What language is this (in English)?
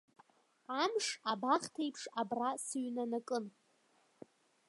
Abkhazian